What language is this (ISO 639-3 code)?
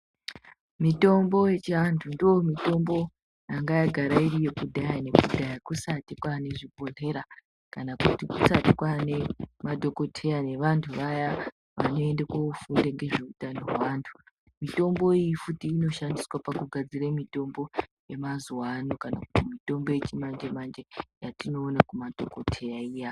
ndc